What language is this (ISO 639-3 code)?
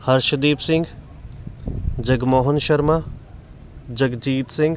pan